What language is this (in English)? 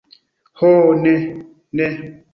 Esperanto